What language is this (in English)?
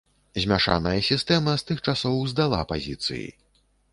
Belarusian